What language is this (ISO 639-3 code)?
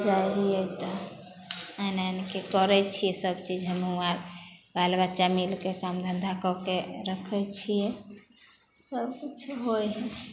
mai